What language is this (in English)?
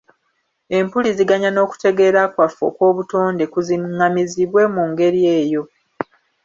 Ganda